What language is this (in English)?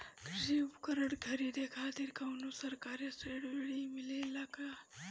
Bhojpuri